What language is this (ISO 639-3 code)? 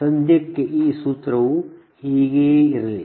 kan